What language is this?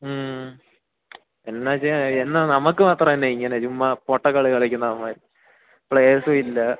Malayalam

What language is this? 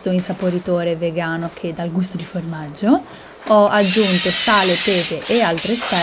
Italian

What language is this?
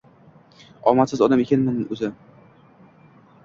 Uzbek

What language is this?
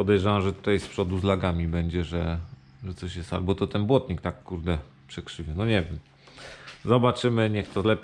Polish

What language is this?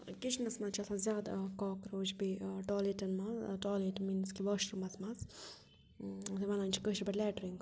Kashmiri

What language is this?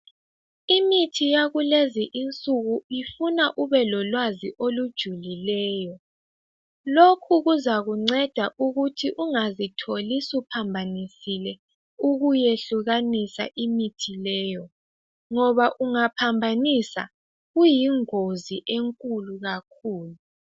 North Ndebele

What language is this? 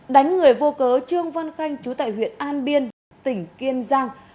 Vietnamese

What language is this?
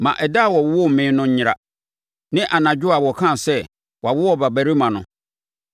Akan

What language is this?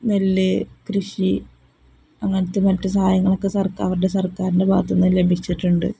Malayalam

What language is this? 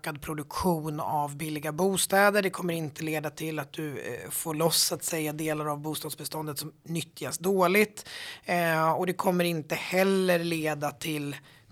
Swedish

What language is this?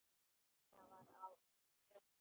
Icelandic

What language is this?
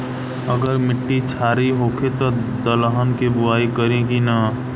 Bhojpuri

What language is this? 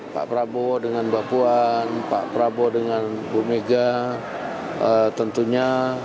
Indonesian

